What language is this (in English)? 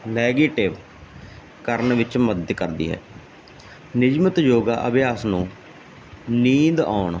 Punjabi